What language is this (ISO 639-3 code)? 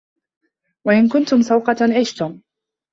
ara